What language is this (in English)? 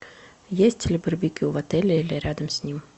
Russian